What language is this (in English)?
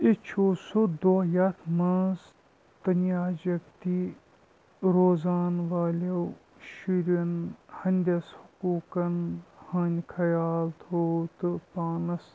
Kashmiri